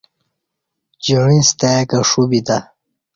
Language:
Kati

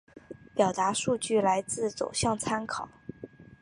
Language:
Chinese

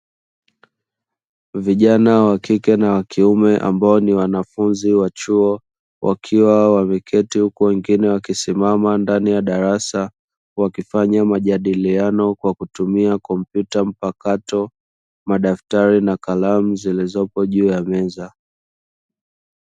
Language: Swahili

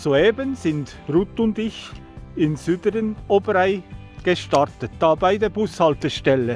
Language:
German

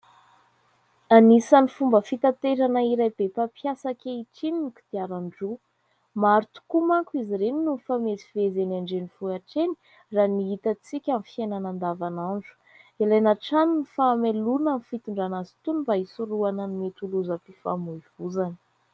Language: Malagasy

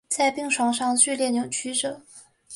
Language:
Chinese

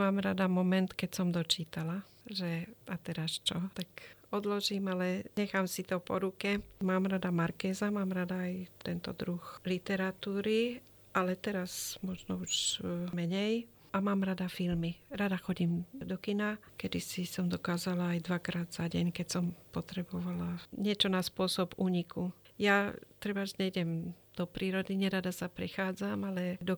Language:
Slovak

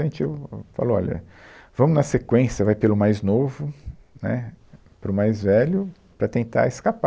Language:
Portuguese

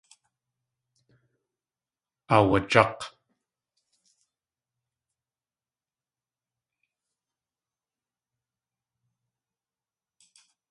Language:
Tlingit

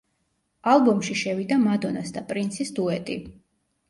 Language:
Georgian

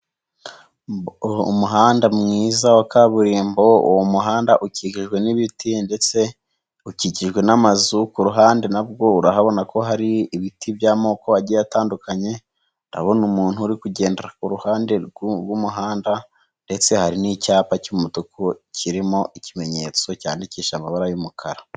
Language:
Kinyarwanda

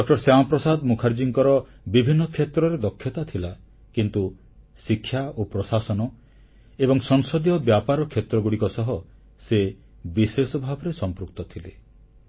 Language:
Odia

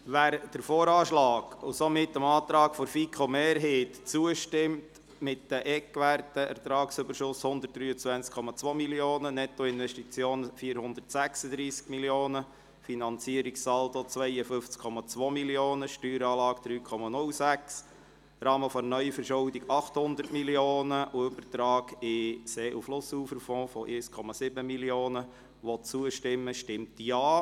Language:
Swiss German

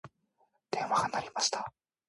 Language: Japanese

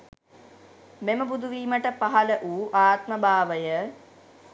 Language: Sinhala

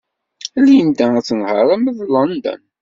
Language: Kabyle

